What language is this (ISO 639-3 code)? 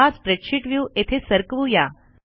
mar